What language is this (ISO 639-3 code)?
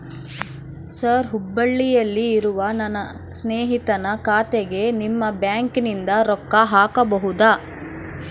kan